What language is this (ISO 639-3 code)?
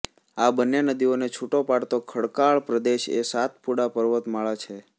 guj